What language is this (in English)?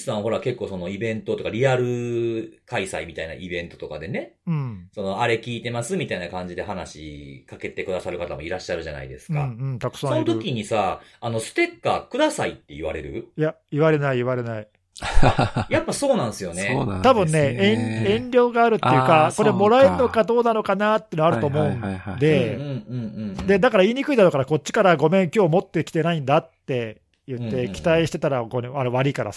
Japanese